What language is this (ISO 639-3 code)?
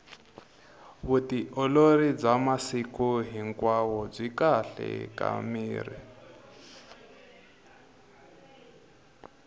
tso